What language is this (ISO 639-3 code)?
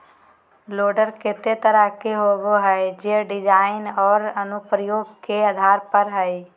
mag